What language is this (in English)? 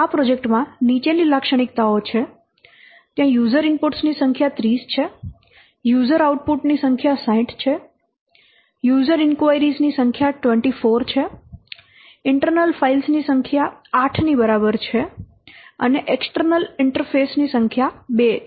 Gujarati